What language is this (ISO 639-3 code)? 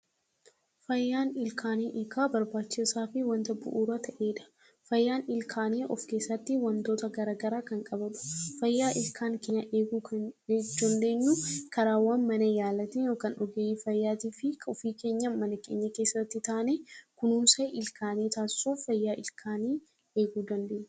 orm